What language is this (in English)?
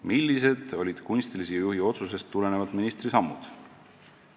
Estonian